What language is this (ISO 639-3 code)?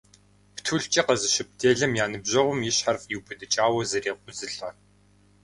kbd